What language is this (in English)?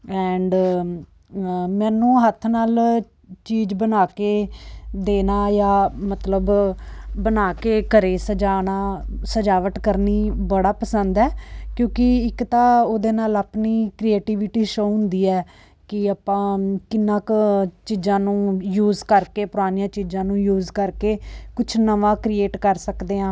Punjabi